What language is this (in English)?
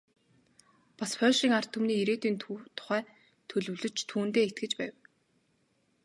Mongolian